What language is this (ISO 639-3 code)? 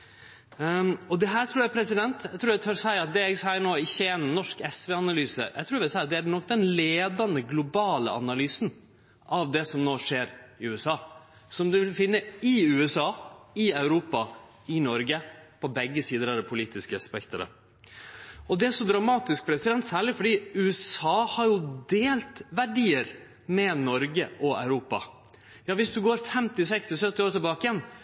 nno